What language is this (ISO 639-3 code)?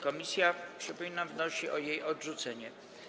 pol